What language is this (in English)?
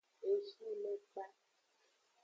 Aja (Benin)